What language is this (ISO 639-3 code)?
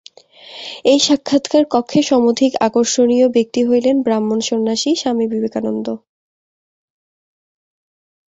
ben